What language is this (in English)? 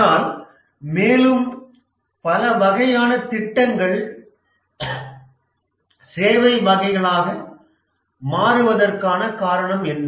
Tamil